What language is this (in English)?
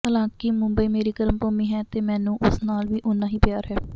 Punjabi